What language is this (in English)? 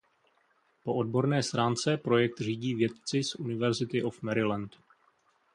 Czech